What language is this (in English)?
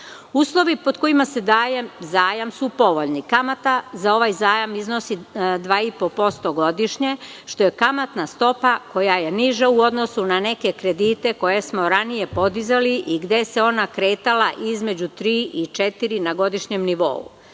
Serbian